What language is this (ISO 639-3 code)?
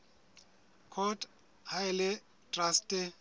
sot